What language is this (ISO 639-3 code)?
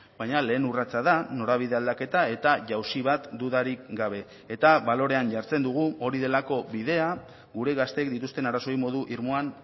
eus